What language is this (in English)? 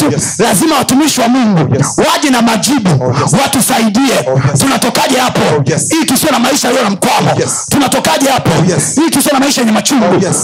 Swahili